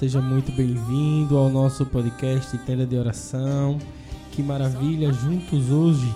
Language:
Portuguese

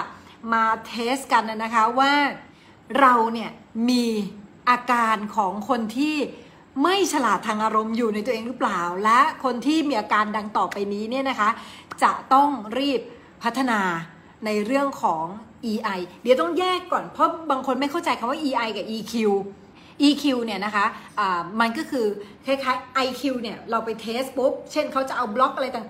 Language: Thai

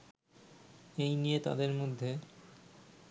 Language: Bangla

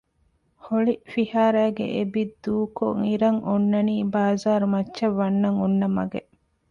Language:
Divehi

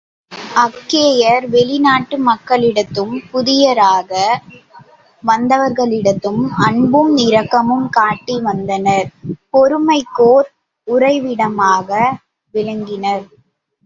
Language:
Tamil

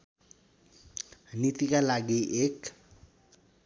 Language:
Nepali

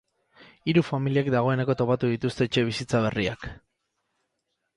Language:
Basque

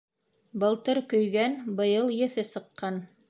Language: Bashkir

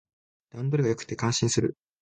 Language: Japanese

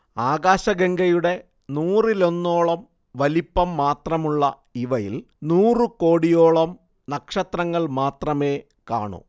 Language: Malayalam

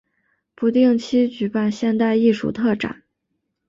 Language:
Chinese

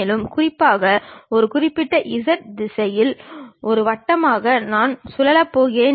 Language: Tamil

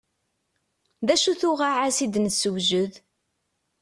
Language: Kabyle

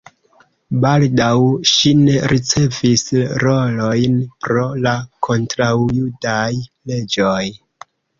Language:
Esperanto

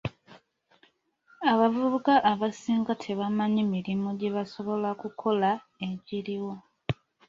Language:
Ganda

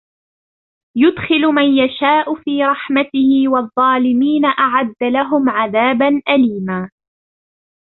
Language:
Arabic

